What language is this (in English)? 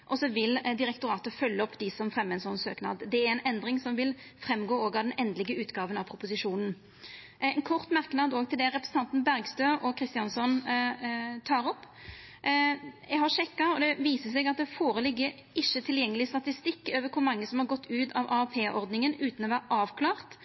Norwegian Nynorsk